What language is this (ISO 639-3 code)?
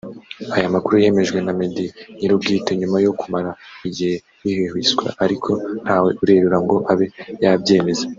kin